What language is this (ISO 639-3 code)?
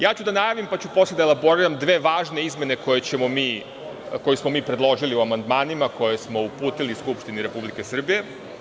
srp